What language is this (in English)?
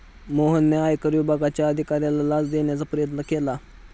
Marathi